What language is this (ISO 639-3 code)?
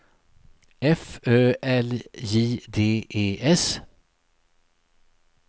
swe